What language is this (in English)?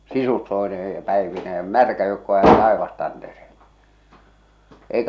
Finnish